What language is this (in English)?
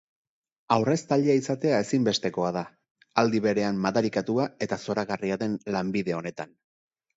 Basque